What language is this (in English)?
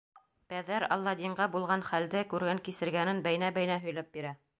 Bashkir